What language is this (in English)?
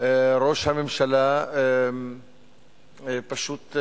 Hebrew